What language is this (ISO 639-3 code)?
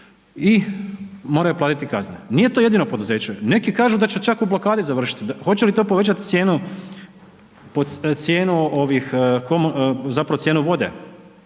hrv